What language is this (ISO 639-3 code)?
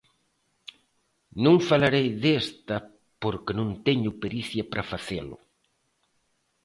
glg